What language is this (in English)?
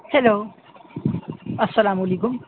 Urdu